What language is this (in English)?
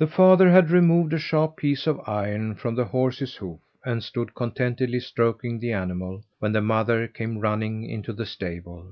English